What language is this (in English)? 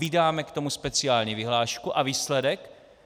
Czech